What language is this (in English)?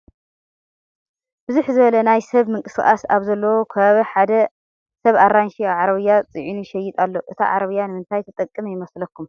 Tigrinya